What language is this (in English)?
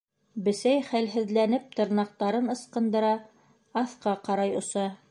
Bashkir